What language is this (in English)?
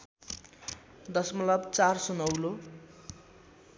Nepali